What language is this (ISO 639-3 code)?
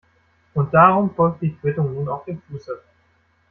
deu